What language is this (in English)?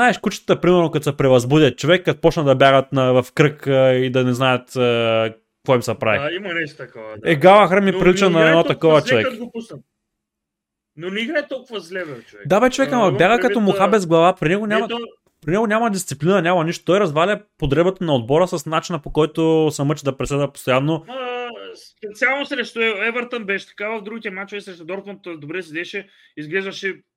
Bulgarian